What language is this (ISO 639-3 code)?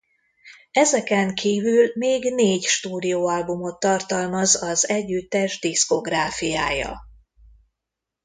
hun